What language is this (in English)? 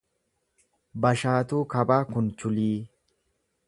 Oromo